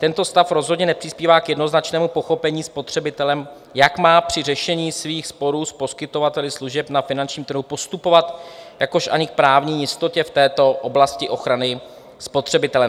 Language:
Czech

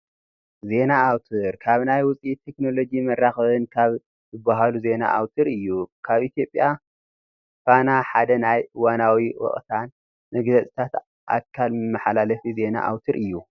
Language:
Tigrinya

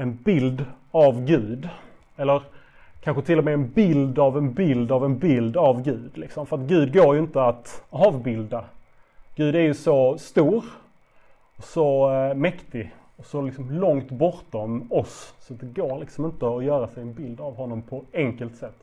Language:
Swedish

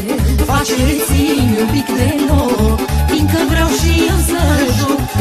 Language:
Romanian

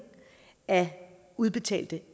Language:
Danish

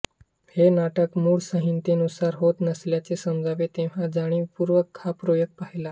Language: Marathi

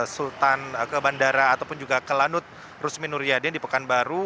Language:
Indonesian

